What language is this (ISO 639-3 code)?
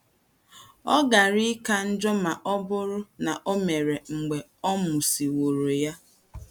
ibo